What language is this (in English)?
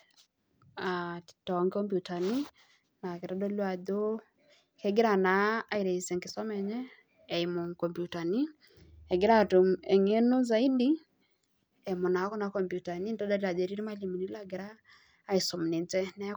Masai